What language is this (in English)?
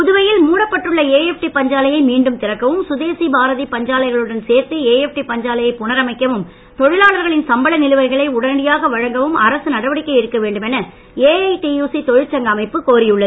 Tamil